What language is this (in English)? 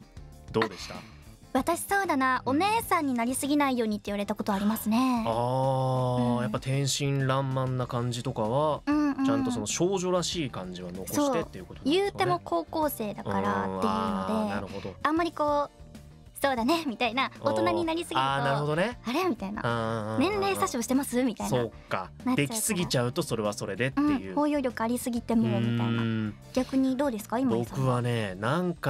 Japanese